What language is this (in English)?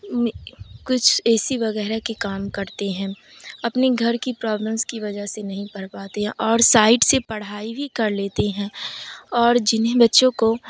Urdu